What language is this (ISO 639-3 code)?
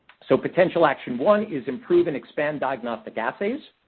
eng